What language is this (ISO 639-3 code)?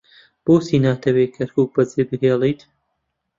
ckb